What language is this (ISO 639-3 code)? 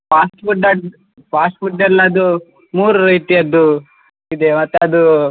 kan